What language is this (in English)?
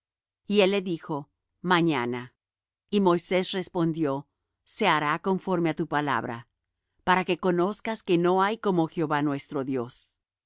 Spanish